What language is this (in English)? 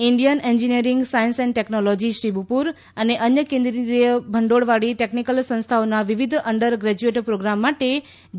Gujarati